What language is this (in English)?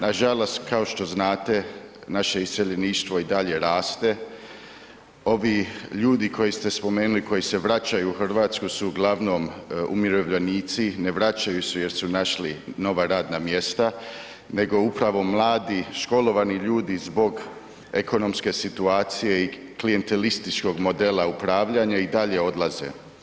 Croatian